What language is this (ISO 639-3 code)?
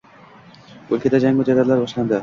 uzb